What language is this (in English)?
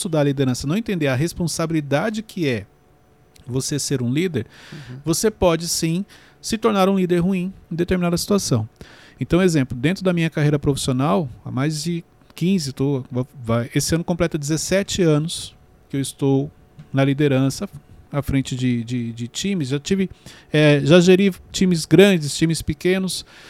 Portuguese